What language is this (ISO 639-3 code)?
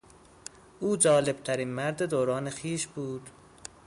fas